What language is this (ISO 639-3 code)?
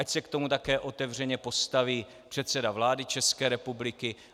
ces